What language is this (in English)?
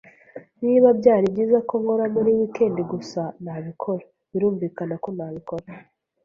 Kinyarwanda